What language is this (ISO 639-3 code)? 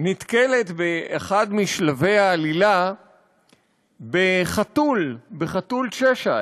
heb